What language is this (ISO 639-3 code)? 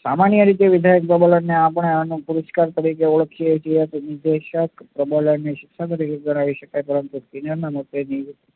guj